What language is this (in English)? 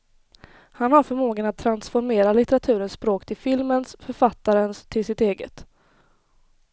Swedish